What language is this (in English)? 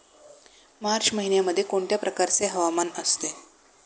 Marathi